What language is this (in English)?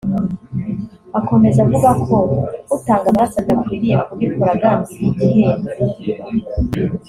Kinyarwanda